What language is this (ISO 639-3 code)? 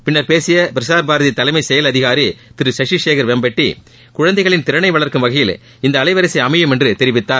tam